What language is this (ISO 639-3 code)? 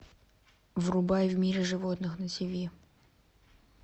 rus